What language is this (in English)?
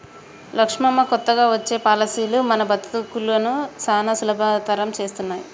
Telugu